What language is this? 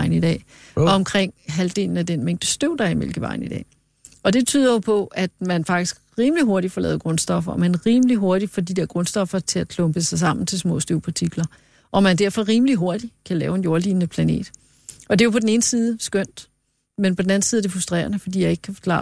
Danish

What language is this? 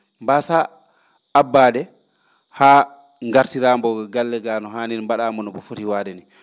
Fula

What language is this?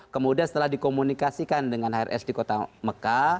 Indonesian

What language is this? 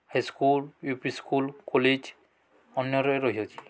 Odia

